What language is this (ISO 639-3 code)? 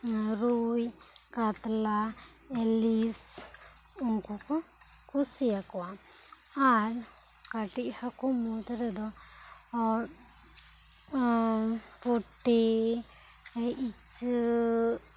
sat